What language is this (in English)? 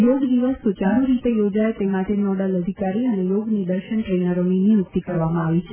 Gujarati